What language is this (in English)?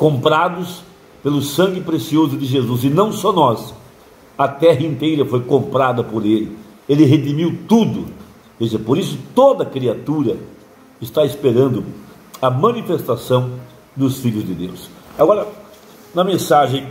Portuguese